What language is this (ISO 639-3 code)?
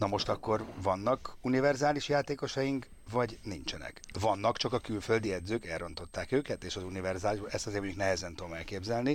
hun